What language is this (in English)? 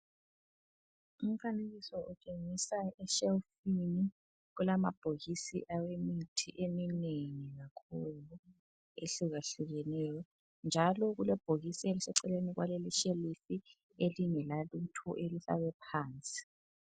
North Ndebele